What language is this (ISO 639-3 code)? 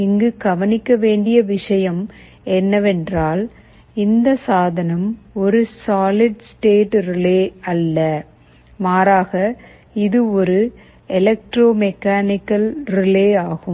tam